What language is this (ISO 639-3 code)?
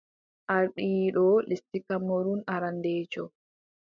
fub